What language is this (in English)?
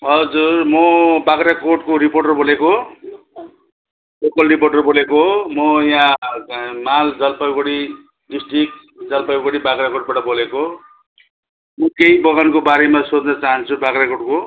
Nepali